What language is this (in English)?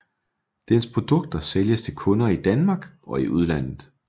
Danish